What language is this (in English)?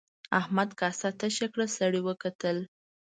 Pashto